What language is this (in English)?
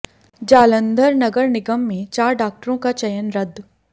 Hindi